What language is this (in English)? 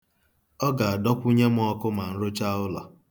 Igbo